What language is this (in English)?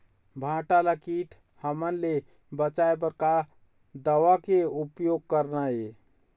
Chhattisgarhi